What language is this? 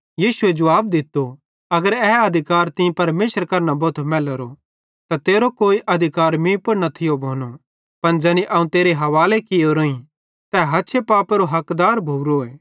Bhadrawahi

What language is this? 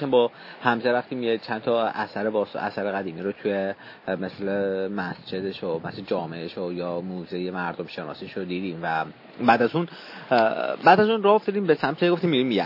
Persian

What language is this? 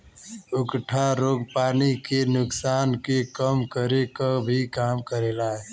Bhojpuri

